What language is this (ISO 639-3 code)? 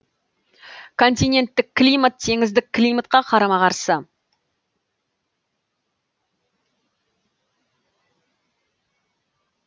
kaz